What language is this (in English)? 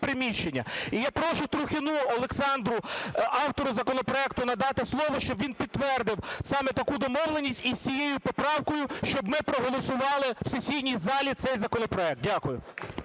Ukrainian